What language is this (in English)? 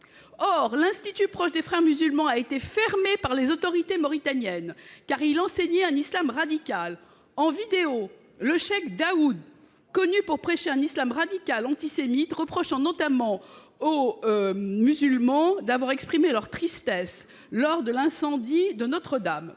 French